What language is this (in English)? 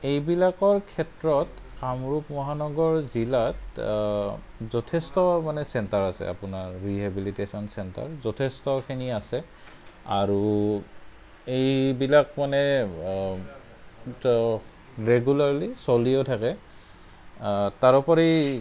Assamese